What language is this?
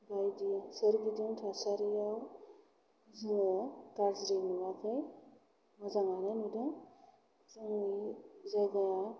Bodo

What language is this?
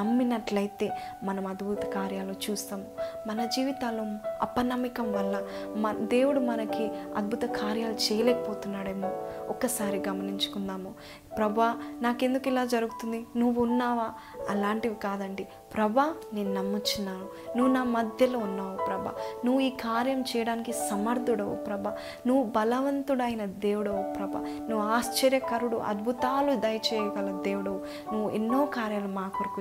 Telugu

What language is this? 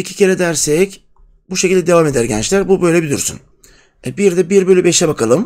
Turkish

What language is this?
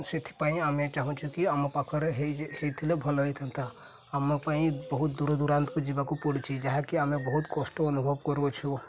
Odia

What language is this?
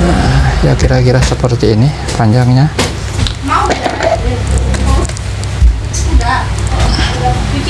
Indonesian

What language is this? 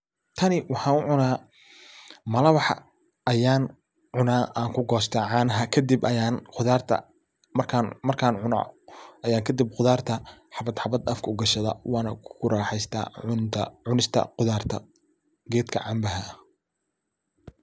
Somali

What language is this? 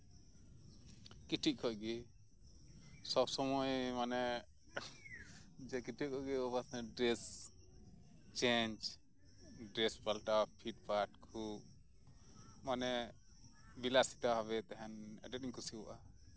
Santali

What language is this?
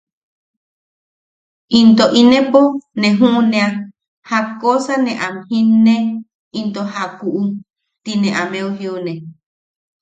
Yaqui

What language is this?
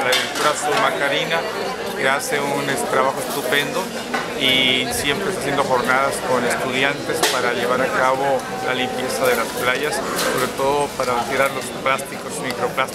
Spanish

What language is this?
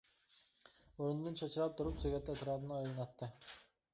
Uyghur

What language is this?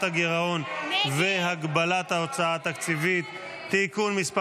Hebrew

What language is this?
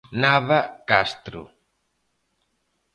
Galician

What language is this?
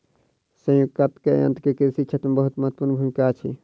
Maithili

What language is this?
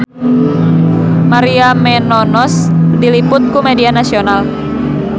Sundanese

